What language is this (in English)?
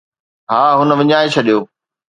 Sindhi